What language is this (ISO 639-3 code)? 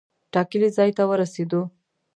pus